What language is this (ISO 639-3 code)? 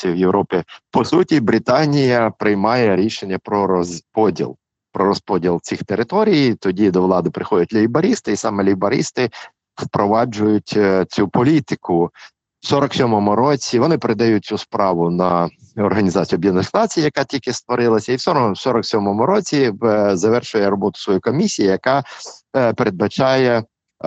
ukr